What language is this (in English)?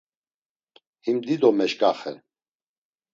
Laz